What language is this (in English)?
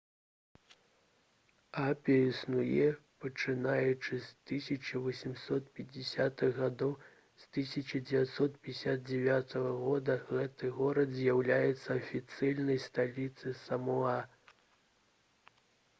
Belarusian